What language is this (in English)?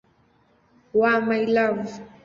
Swahili